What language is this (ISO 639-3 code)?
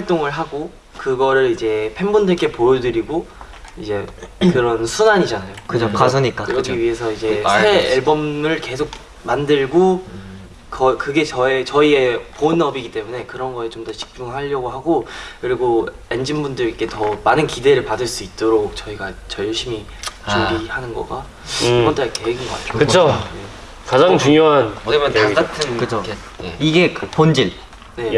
kor